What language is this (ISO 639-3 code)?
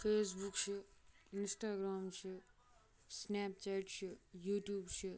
kas